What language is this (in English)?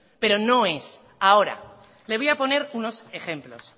Spanish